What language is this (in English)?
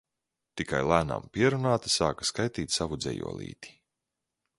Latvian